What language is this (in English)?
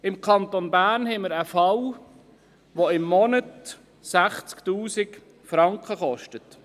Swiss German